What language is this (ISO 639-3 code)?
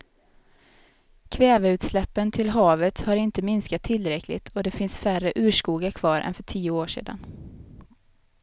swe